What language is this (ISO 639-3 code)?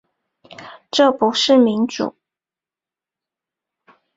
zho